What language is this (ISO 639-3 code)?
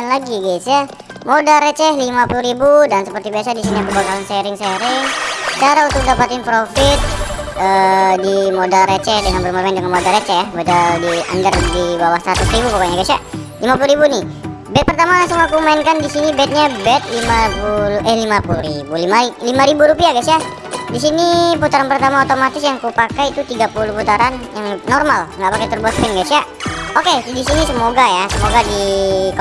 ind